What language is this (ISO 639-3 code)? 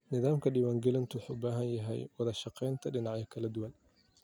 som